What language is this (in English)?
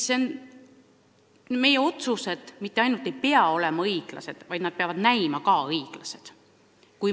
Estonian